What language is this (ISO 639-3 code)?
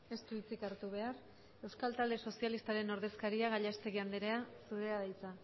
eus